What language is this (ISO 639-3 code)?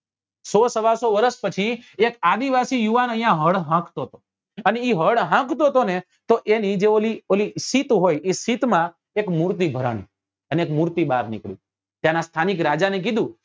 guj